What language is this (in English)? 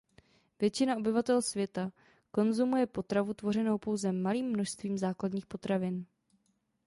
Czech